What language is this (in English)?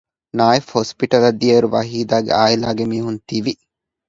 Divehi